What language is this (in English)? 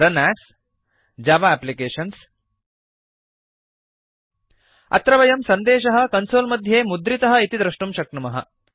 Sanskrit